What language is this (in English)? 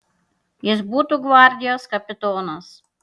Lithuanian